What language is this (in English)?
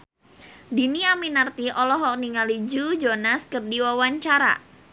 Sundanese